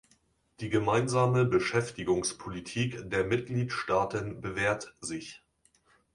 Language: German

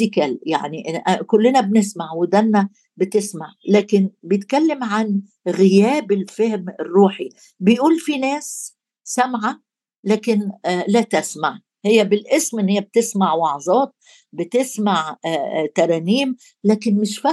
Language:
Arabic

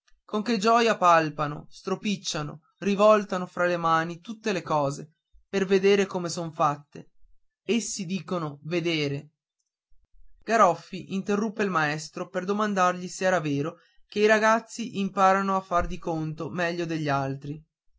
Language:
Italian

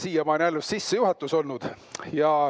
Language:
Estonian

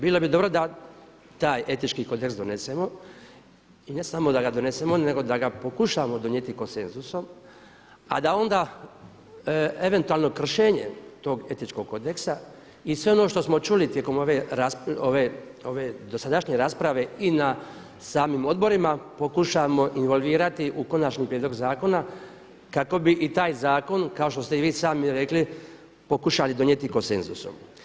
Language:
Croatian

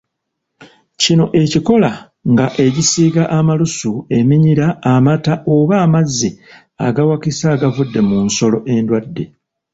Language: Ganda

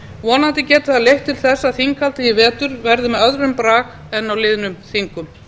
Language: Icelandic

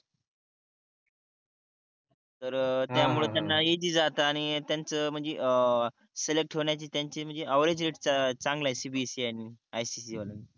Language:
Marathi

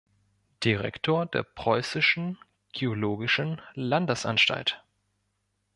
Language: German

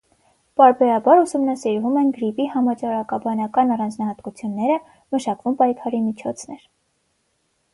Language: Armenian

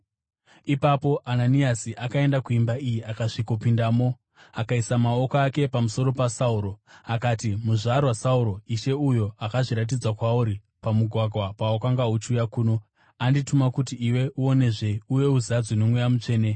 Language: Shona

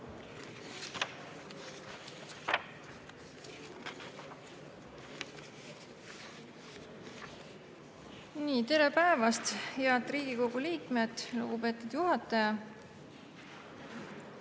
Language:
Estonian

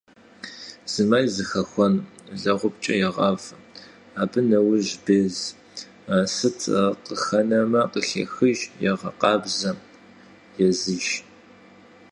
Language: Kabardian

